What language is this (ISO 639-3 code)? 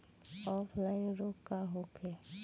bho